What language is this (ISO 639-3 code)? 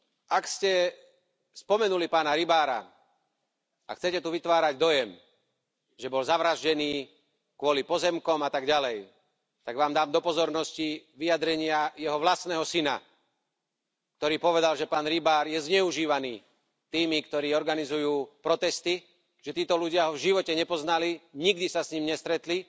slk